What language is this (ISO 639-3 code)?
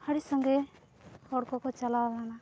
sat